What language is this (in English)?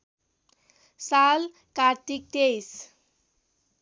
Nepali